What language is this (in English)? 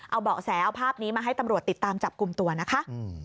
Thai